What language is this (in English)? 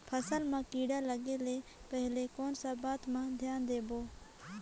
Chhattisgarhi